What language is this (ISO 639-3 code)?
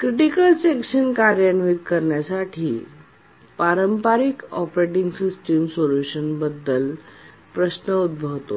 mar